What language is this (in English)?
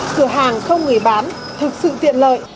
Vietnamese